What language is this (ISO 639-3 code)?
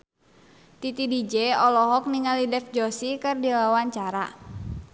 sun